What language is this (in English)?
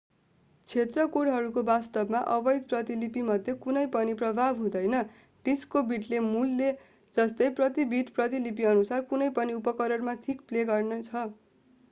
Nepali